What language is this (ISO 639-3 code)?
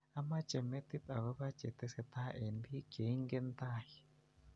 kln